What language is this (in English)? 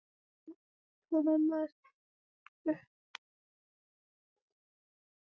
Icelandic